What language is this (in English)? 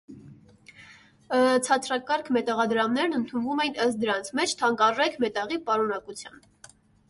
Armenian